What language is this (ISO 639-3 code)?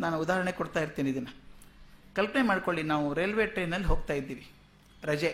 kan